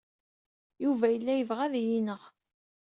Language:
Kabyle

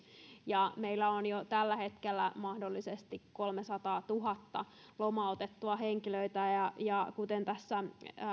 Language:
Finnish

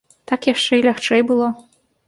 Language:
Belarusian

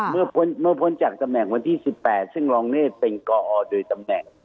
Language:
Thai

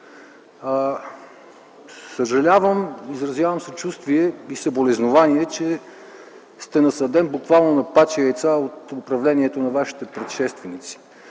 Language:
Bulgarian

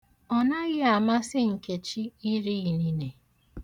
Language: Igbo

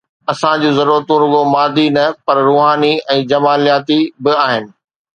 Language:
Sindhi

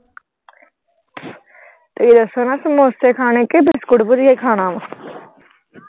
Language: Punjabi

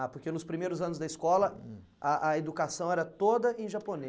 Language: Portuguese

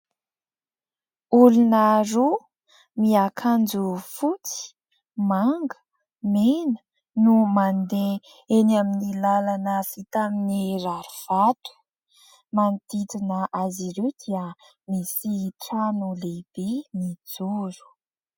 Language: Malagasy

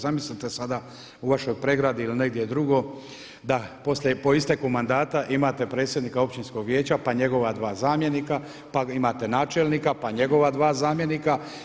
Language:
Croatian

